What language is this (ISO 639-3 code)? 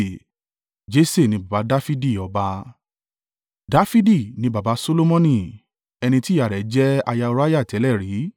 yor